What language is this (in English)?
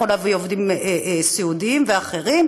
Hebrew